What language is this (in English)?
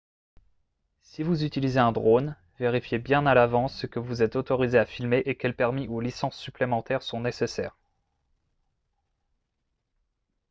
French